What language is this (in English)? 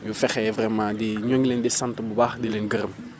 Wolof